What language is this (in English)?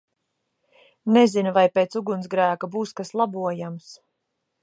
Latvian